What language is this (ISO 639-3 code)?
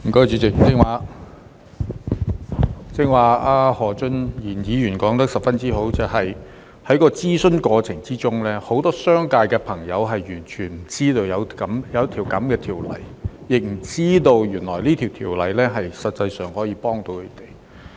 yue